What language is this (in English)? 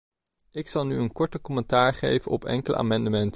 Dutch